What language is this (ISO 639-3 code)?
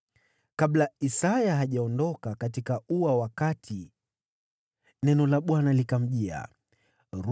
swa